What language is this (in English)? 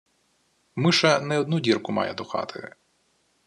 Ukrainian